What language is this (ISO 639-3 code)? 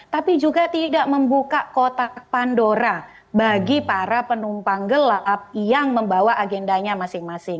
ind